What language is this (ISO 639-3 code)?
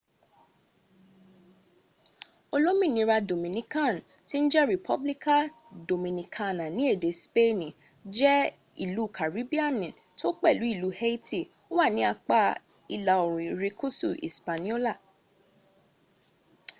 yor